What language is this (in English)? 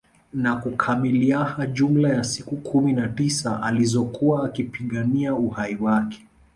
Swahili